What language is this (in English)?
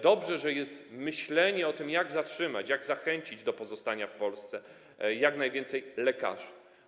Polish